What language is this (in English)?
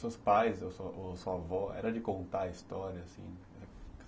Portuguese